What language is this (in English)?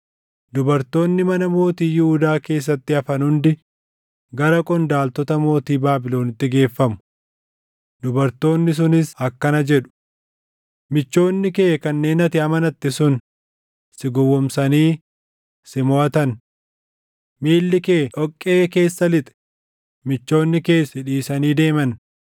Oromo